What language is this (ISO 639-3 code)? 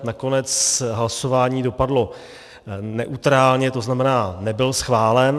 ces